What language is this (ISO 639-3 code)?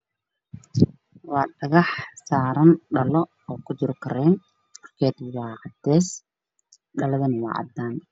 som